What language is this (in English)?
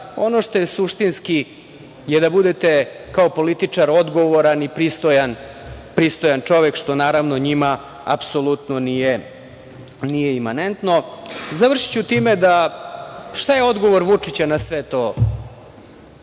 Serbian